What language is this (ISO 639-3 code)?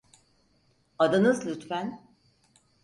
tur